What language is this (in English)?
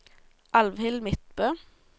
Norwegian